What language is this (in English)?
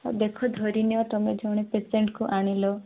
Odia